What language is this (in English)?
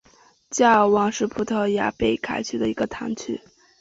Chinese